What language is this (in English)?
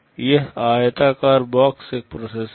Hindi